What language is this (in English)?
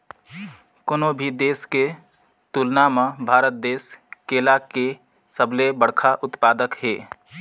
Chhattisgarhi